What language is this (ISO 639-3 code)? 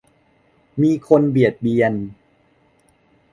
tha